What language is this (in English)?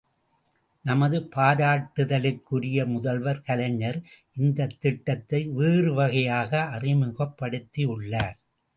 Tamil